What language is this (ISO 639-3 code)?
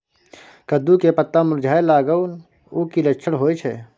mai